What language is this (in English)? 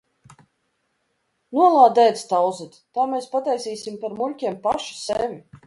Latvian